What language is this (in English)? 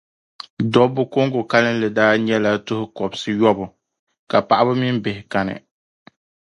Dagbani